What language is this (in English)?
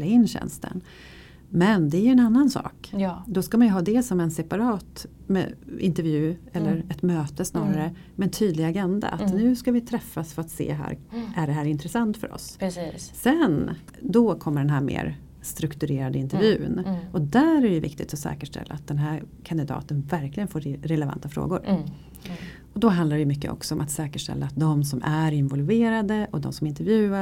Swedish